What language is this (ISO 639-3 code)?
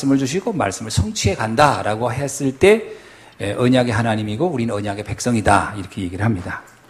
kor